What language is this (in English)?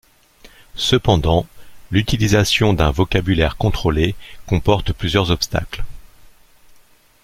French